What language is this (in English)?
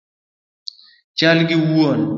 Luo (Kenya and Tanzania)